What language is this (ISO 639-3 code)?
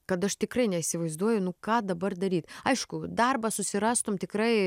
lit